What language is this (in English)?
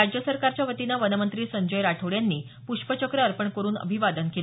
Marathi